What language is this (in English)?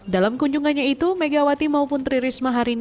Indonesian